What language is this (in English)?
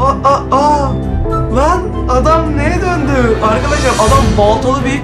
Turkish